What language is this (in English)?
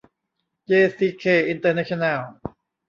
Thai